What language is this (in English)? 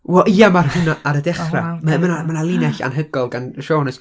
Welsh